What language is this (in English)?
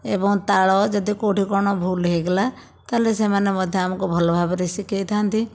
Odia